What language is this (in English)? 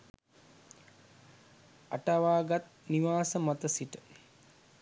Sinhala